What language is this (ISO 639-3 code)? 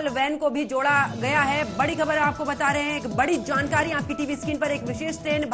hin